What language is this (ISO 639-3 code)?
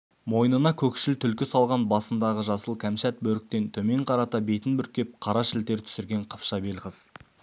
kaz